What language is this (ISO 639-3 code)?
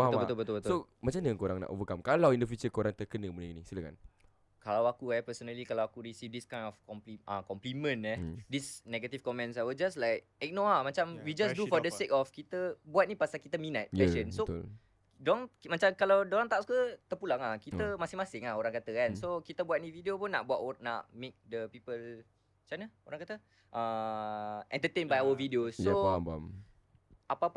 msa